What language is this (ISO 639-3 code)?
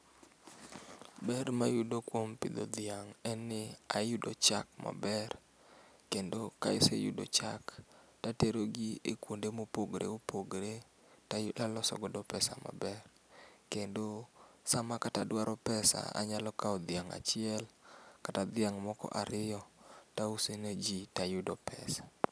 luo